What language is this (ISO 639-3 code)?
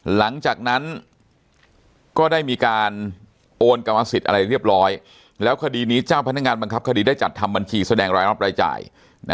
tha